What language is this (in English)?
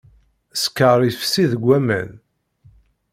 Kabyle